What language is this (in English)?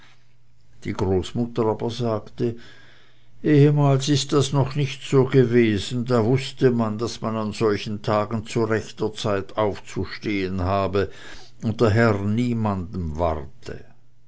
German